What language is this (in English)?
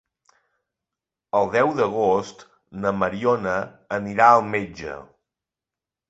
Catalan